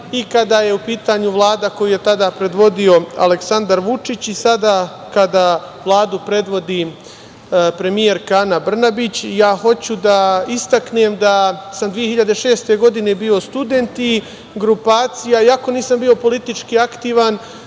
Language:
Serbian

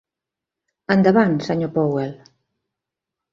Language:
Catalan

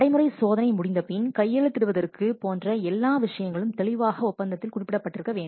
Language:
Tamil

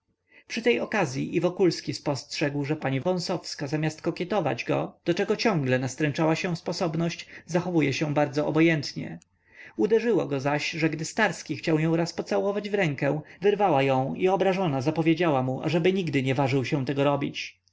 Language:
Polish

